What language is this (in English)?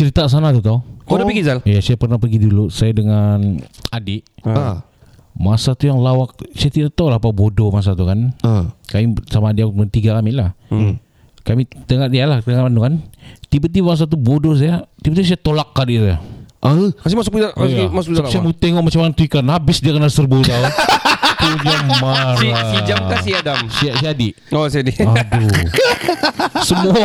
Malay